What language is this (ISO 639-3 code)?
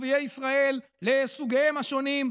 heb